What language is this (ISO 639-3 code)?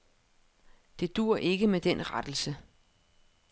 dan